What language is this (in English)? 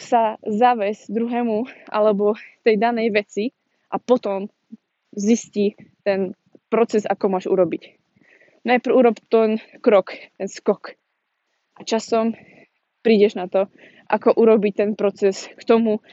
Slovak